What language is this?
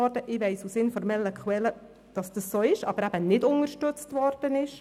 Swiss German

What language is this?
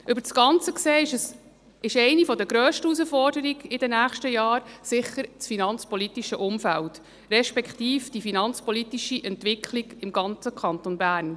Swiss German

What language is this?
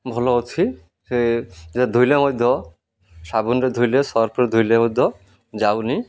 Odia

